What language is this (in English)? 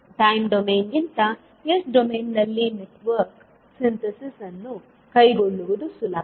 Kannada